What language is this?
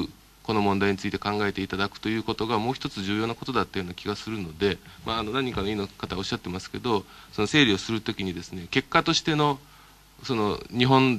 Japanese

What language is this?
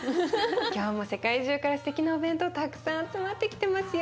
Japanese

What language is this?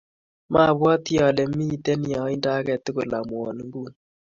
Kalenjin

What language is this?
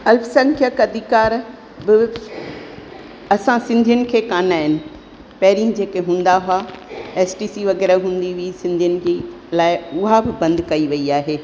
Sindhi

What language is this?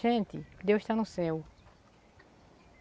Portuguese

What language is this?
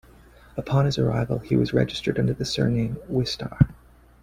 English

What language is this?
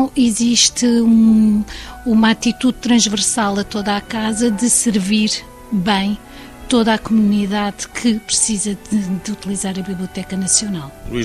Portuguese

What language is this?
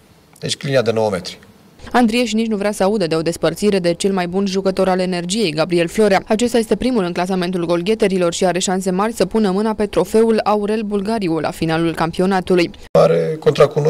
Romanian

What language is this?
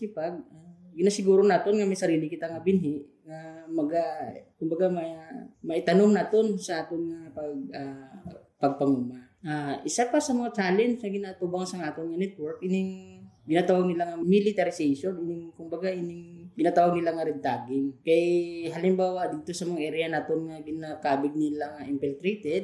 Filipino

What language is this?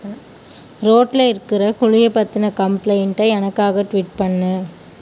Tamil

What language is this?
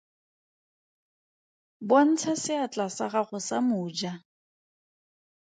Tswana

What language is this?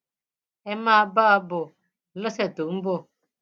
Yoruba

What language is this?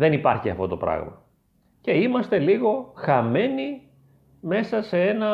Greek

